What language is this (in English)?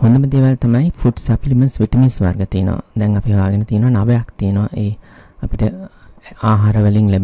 Indonesian